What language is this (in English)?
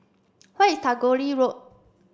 English